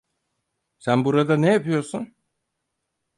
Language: Turkish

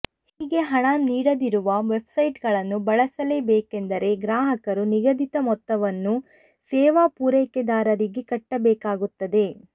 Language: Kannada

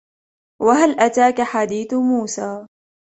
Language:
Arabic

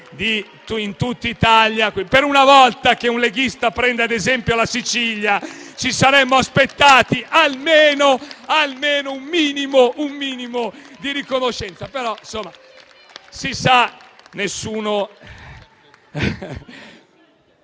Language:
Italian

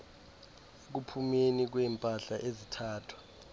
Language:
Xhosa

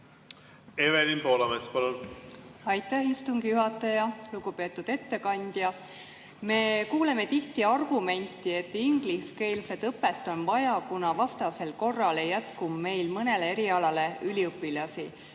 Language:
Estonian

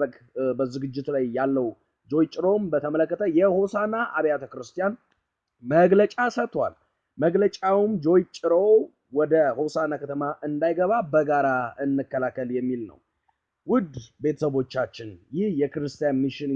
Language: Amharic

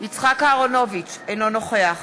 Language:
Hebrew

